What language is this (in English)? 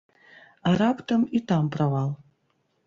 Belarusian